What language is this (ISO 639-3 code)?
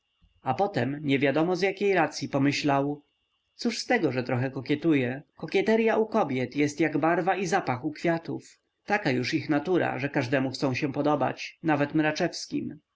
pol